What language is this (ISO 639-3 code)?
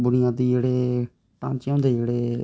doi